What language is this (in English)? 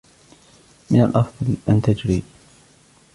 Arabic